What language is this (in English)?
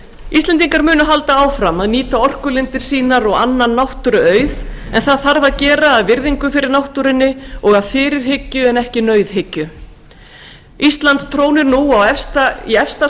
Icelandic